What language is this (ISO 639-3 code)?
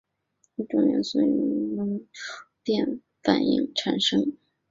zho